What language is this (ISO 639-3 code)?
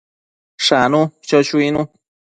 mcf